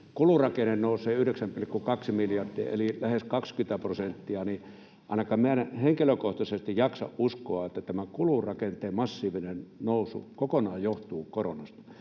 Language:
Finnish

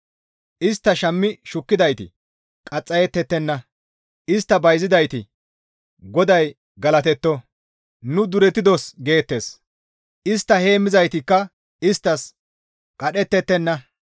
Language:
Gamo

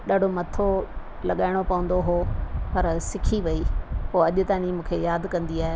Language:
Sindhi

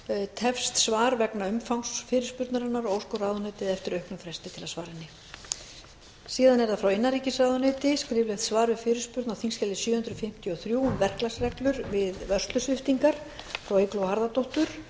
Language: Icelandic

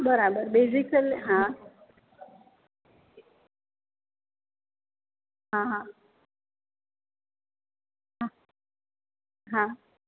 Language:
Gujarati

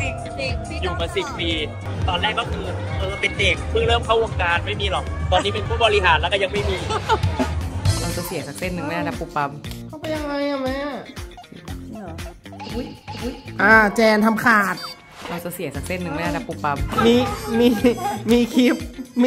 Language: Thai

